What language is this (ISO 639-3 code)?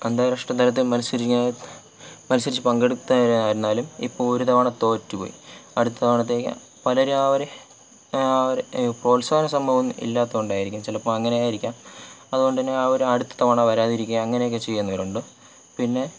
mal